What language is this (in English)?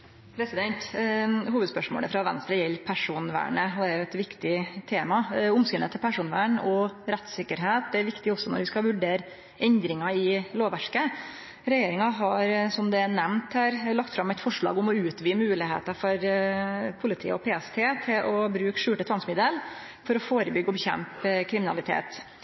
Norwegian Nynorsk